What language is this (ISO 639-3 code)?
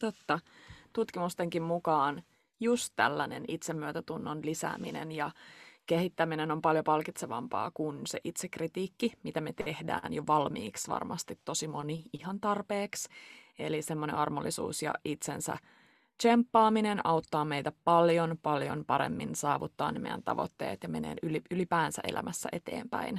fin